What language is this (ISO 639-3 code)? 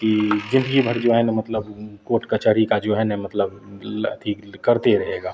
mai